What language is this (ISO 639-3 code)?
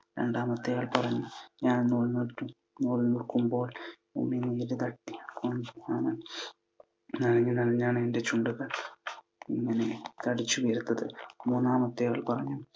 mal